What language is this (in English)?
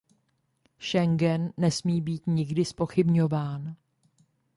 Czech